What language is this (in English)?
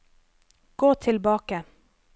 Norwegian